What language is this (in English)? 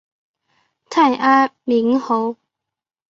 Chinese